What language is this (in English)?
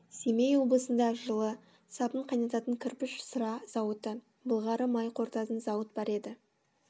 Kazakh